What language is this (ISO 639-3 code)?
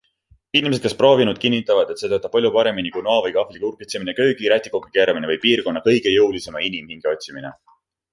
est